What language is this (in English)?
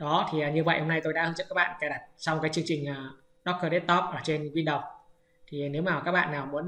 Vietnamese